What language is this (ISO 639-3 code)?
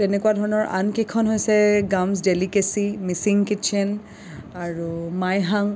asm